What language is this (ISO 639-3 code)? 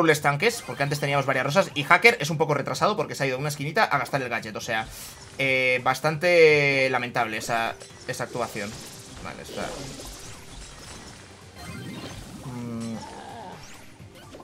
spa